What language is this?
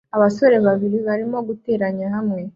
Kinyarwanda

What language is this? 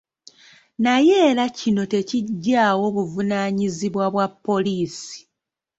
Ganda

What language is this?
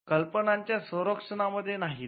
Marathi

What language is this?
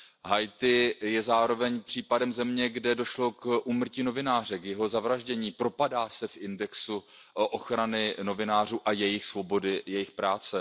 Czech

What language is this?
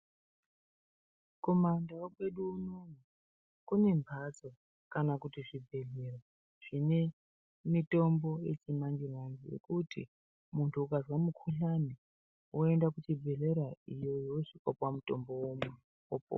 Ndau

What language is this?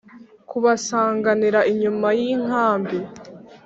Kinyarwanda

